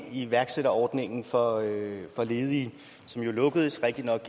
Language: Danish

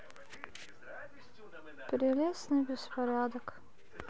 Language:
Russian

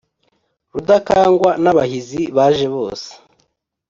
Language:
Kinyarwanda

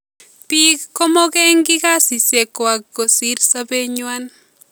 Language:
Kalenjin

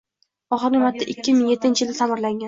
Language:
Uzbek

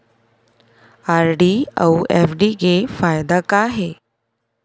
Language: Chhattisgarhi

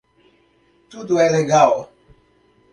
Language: Portuguese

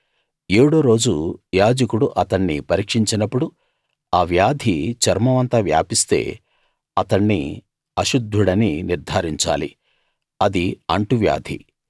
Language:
Telugu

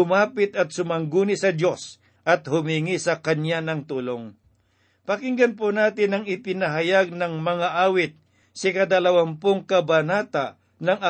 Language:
Filipino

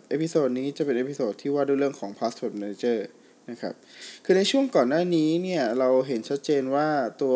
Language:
Thai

